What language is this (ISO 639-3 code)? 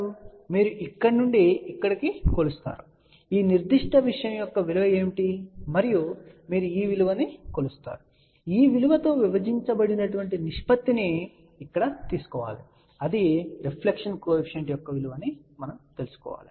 tel